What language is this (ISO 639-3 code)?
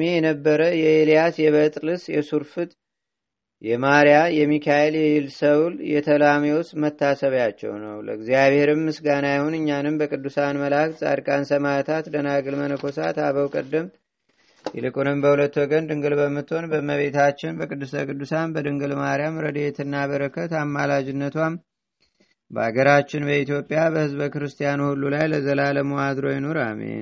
amh